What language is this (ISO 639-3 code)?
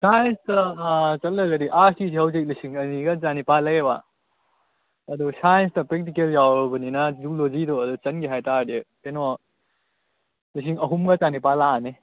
mni